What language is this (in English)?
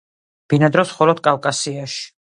Georgian